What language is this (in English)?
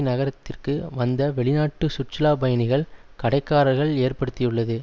Tamil